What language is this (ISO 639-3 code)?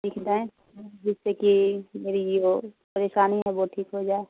urd